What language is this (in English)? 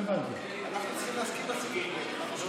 Hebrew